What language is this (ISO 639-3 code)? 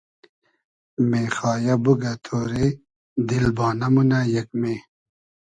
haz